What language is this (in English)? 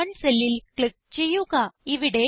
Malayalam